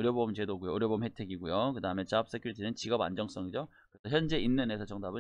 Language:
Korean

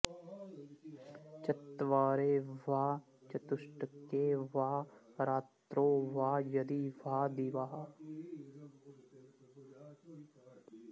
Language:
Sanskrit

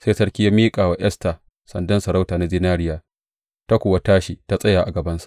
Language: Hausa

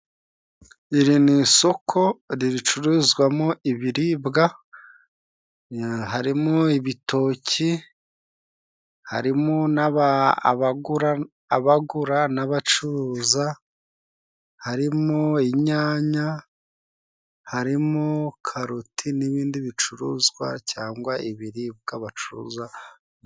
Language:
Kinyarwanda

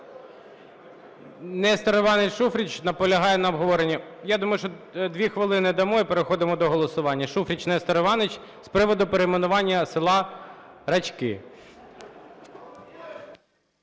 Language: Ukrainian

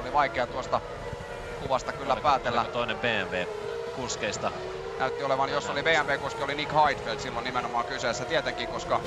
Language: Finnish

